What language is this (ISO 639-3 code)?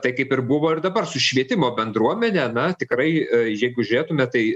lit